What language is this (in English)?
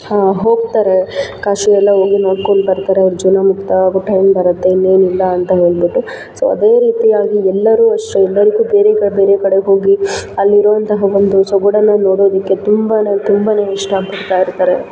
Kannada